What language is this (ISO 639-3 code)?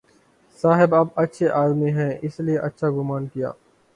urd